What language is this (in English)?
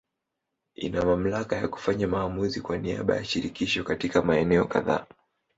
Swahili